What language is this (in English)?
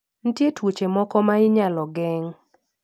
Luo (Kenya and Tanzania)